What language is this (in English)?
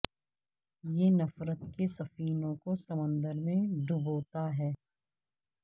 Urdu